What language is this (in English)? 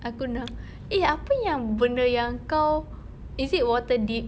English